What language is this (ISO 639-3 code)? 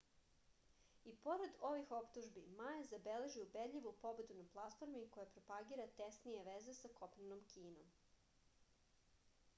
srp